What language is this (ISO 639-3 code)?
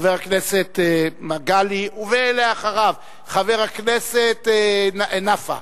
heb